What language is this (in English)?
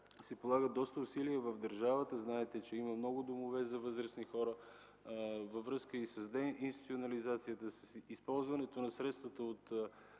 Bulgarian